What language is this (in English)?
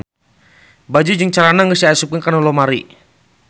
Sundanese